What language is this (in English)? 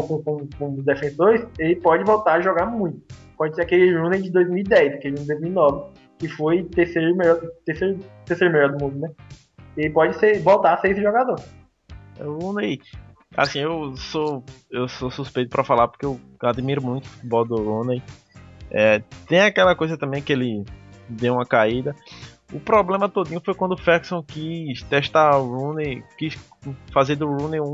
Portuguese